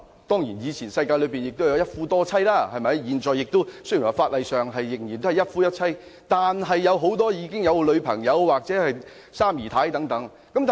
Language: Cantonese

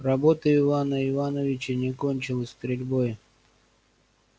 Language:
Russian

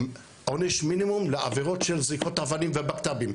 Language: Hebrew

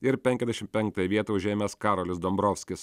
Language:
Lithuanian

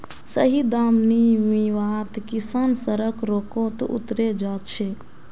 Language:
Magahi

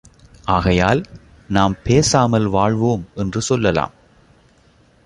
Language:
Tamil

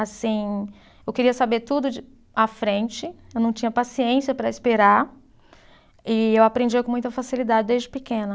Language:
Portuguese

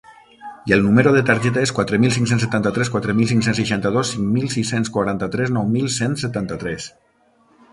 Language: Catalan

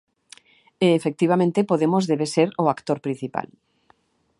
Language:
Galician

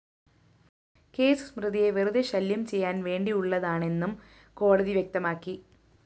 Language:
Malayalam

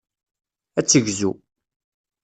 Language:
Kabyle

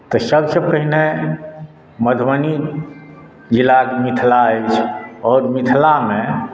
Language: Maithili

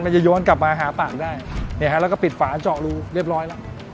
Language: Thai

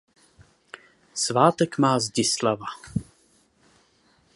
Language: Czech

